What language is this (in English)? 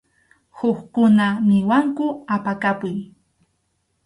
Arequipa-La Unión Quechua